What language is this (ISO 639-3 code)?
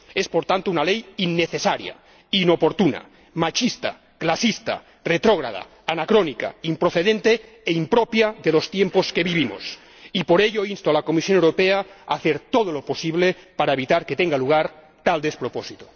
spa